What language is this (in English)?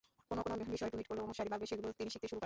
Bangla